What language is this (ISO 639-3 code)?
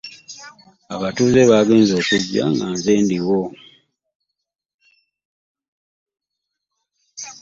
lug